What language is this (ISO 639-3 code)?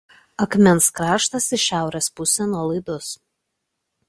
lit